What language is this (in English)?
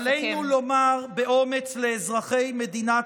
Hebrew